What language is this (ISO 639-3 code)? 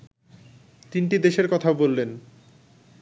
ben